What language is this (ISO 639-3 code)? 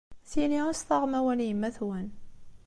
kab